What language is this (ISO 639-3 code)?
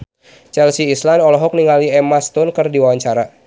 sun